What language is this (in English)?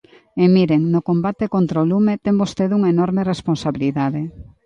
Galician